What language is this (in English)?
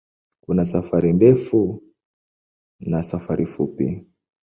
Swahili